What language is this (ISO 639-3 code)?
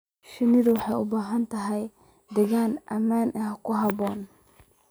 som